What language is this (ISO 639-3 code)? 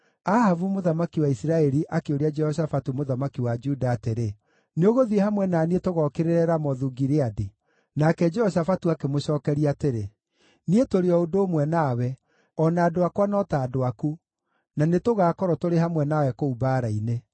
kik